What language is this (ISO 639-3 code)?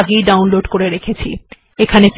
ben